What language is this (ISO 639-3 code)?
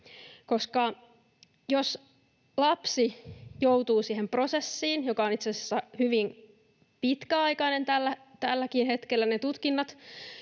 fin